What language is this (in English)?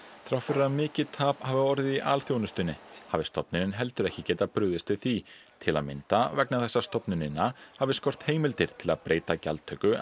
Icelandic